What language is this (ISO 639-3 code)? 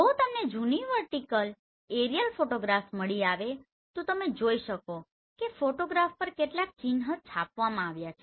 guj